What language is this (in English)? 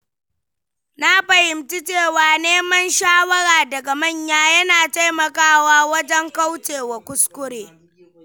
Hausa